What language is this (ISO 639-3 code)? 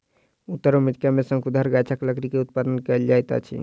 mai